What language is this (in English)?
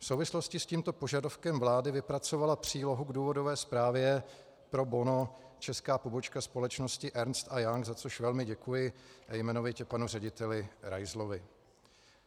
Czech